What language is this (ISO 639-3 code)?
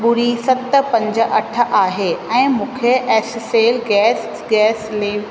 snd